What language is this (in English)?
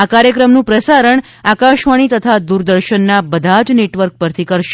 Gujarati